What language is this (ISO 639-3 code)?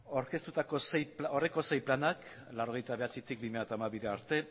eus